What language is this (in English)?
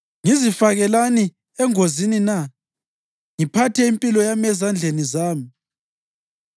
North Ndebele